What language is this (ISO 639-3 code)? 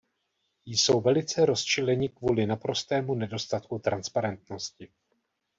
ces